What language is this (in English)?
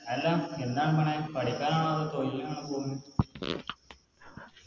Malayalam